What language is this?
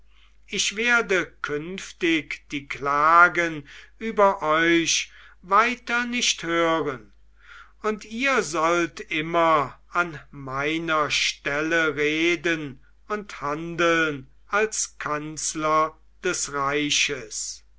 German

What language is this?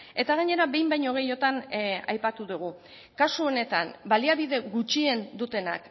Basque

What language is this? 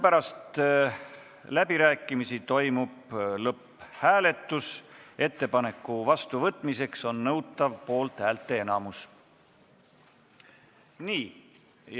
Estonian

